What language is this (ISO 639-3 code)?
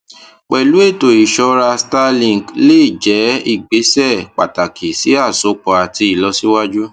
yor